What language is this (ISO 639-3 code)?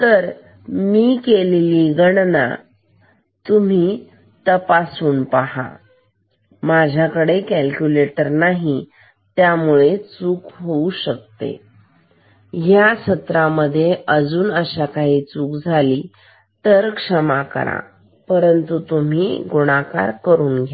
mar